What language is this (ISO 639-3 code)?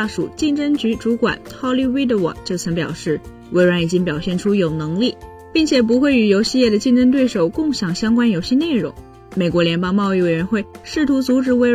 zho